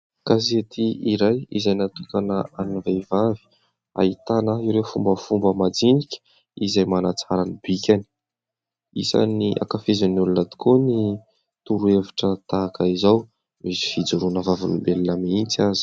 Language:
Malagasy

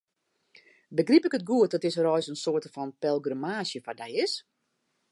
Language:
Western Frisian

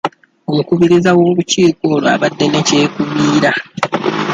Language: Ganda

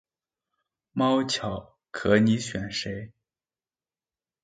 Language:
Chinese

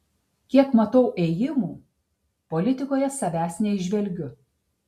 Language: Lithuanian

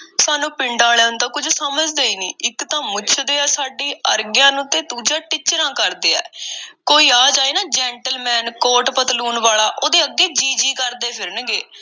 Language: Punjabi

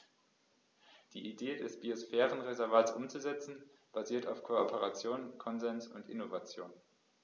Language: German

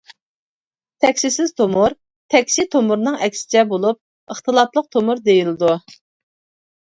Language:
Uyghur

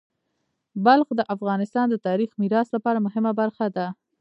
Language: Pashto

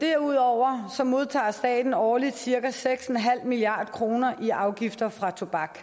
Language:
Danish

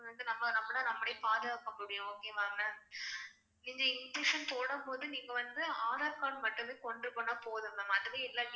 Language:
Tamil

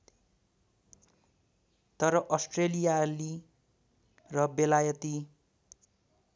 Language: Nepali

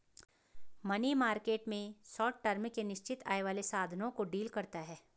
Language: Hindi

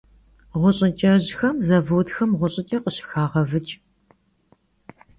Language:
Kabardian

